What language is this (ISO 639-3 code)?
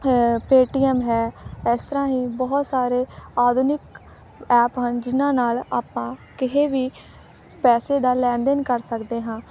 pan